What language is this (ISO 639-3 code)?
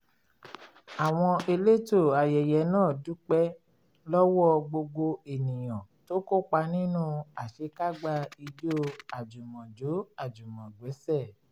yor